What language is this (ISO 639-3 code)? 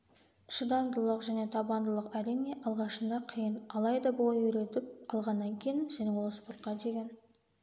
kaz